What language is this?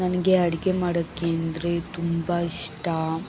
Kannada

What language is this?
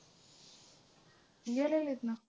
Marathi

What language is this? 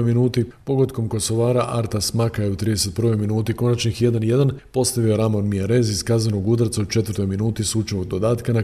Croatian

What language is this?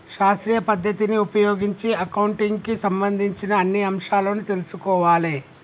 Telugu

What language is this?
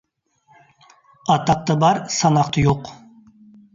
Uyghur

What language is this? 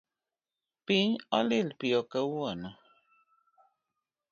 Luo (Kenya and Tanzania)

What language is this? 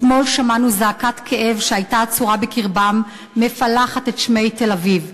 Hebrew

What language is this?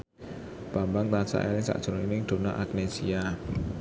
Javanese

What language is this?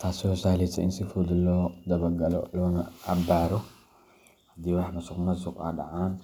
Somali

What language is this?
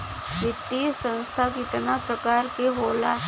Bhojpuri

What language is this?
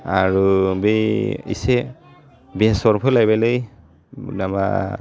Bodo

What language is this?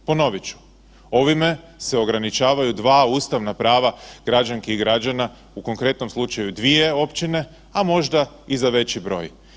Croatian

